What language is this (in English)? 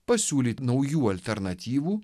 Lithuanian